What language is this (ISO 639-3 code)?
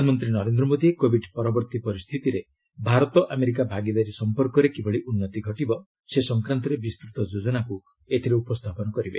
ori